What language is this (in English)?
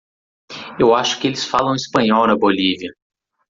Portuguese